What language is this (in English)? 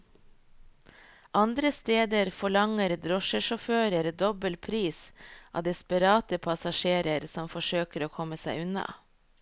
Norwegian